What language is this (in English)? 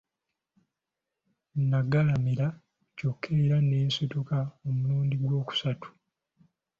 Ganda